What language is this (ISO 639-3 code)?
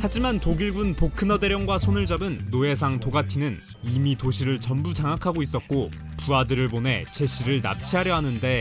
kor